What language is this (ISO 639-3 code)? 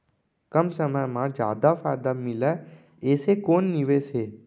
hne